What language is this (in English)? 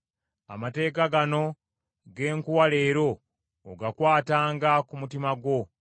Ganda